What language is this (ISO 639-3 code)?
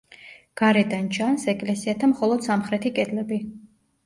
kat